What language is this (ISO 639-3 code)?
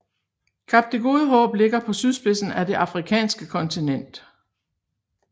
dan